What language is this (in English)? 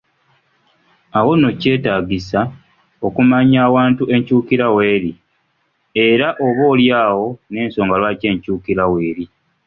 Ganda